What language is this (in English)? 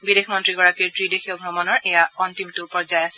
Assamese